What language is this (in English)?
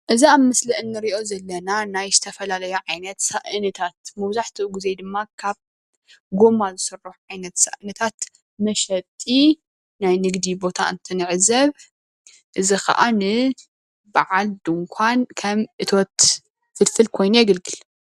Tigrinya